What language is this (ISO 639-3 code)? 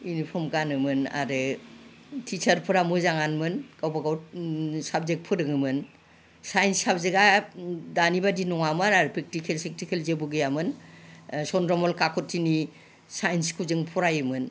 brx